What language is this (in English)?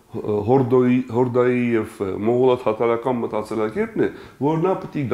Turkish